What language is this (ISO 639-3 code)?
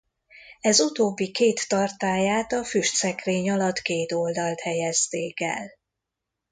hun